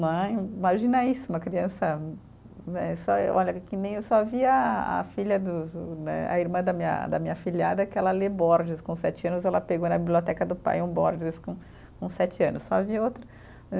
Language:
Portuguese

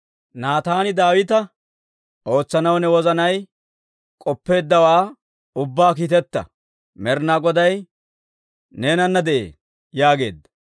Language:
Dawro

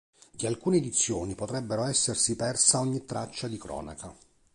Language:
Italian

